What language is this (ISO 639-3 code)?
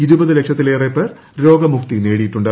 mal